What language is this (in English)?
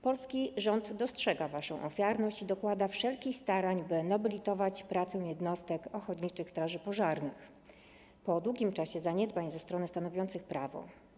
Polish